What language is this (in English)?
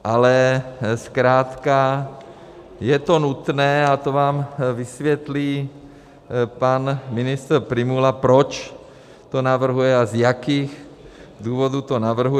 Czech